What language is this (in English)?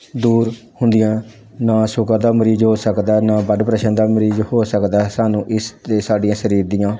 Punjabi